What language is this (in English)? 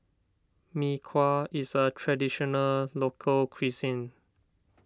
English